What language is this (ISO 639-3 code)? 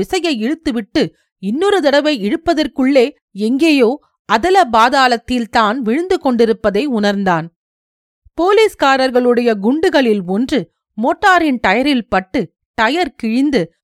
tam